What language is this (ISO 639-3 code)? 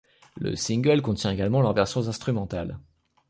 fra